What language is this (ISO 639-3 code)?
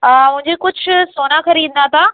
urd